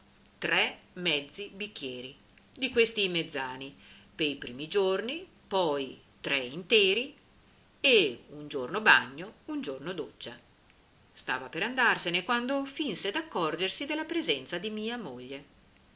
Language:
Italian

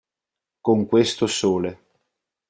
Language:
Italian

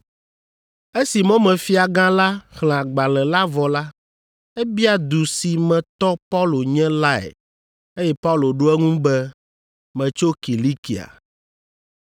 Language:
Ewe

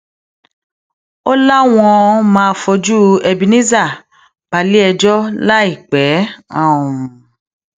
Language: Yoruba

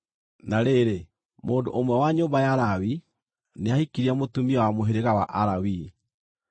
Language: Kikuyu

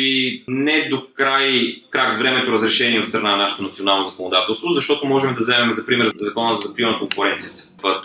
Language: Bulgarian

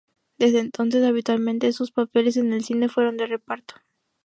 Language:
Spanish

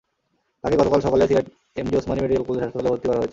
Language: Bangla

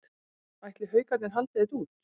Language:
Icelandic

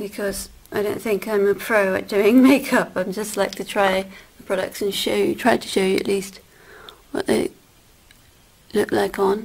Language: English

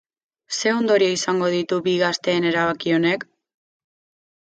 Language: Basque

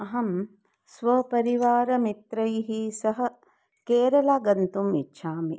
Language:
Sanskrit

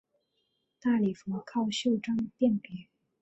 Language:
Chinese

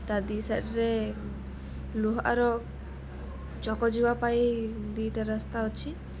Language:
Odia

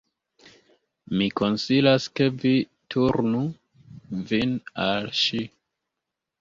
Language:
Esperanto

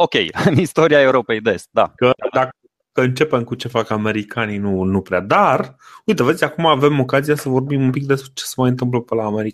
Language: Romanian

